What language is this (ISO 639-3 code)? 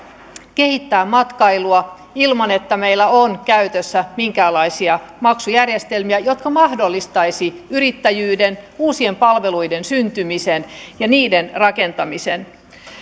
fin